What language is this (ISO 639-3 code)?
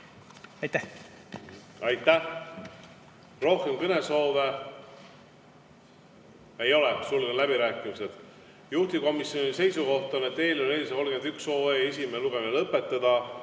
est